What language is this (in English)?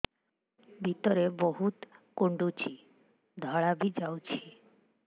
Odia